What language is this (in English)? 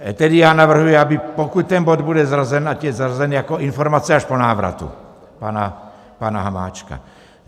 Czech